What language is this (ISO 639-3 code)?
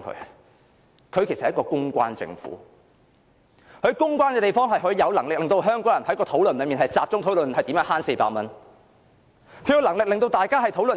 yue